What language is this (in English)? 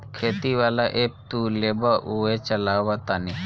Bhojpuri